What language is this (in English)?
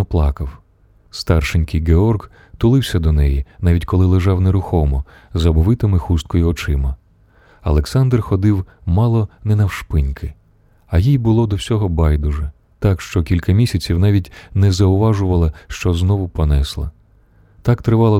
Ukrainian